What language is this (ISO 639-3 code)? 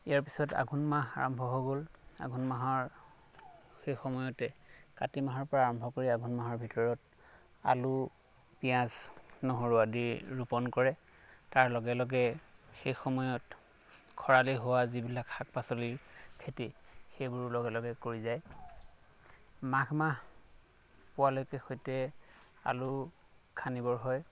asm